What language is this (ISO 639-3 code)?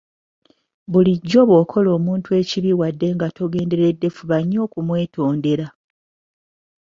lug